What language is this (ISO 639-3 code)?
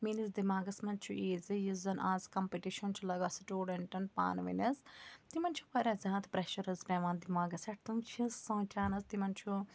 kas